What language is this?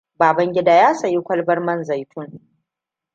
Hausa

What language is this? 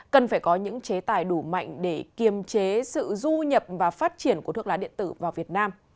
Vietnamese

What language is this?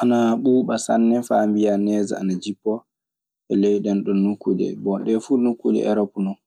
Maasina Fulfulde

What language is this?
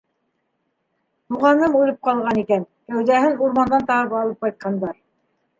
Bashkir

